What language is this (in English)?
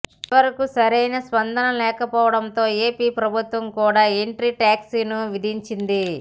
Telugu